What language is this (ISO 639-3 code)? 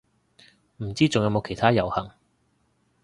yue